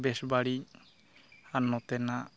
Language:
Santali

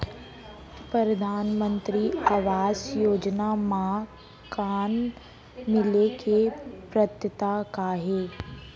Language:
Chhattisgarhi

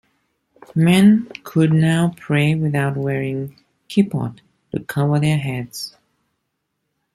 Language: English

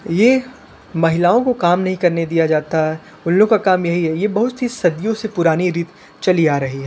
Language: Hindi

